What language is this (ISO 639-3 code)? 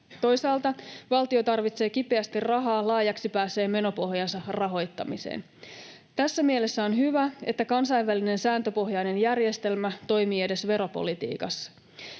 fin